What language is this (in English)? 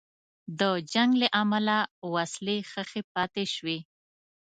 Pashto